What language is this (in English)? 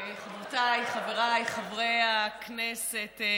Hebrew